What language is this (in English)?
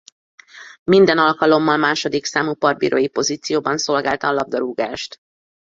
Hungarian